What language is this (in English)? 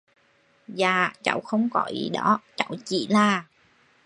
Vietnamese